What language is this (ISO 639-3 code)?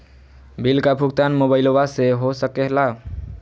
mag